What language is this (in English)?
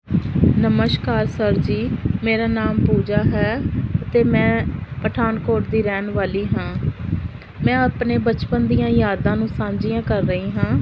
Punjabi